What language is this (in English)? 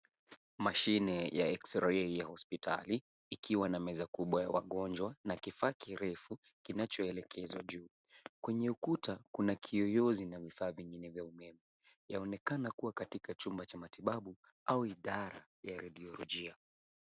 Swahili